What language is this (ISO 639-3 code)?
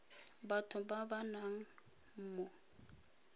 tsn